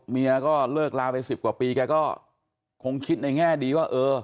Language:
Thai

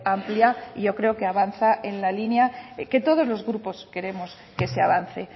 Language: Spanish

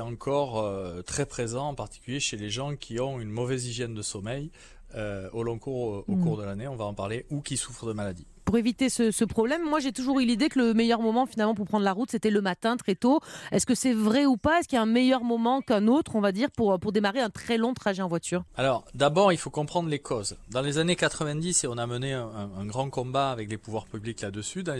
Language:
French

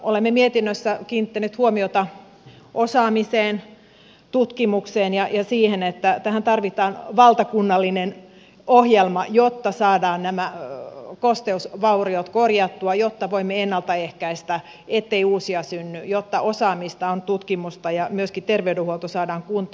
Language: Finnish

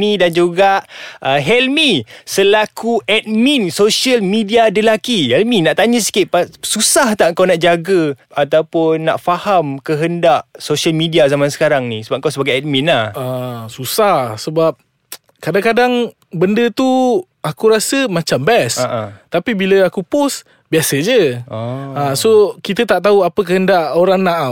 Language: Malay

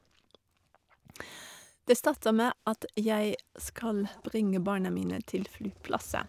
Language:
Norwegian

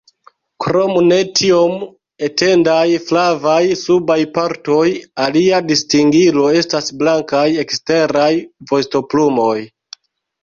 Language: Esperanto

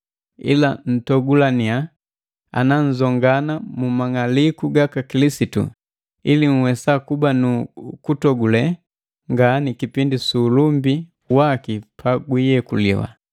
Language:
Matengo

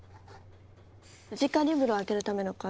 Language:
Japanese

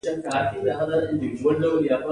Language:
Pashto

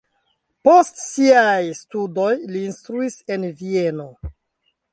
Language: Esperanto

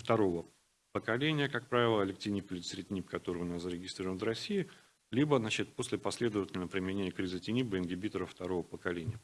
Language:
Russian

